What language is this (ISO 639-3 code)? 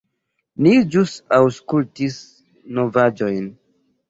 epo